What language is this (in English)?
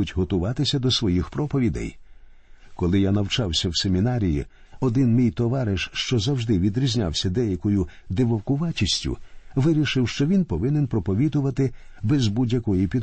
Ukrainian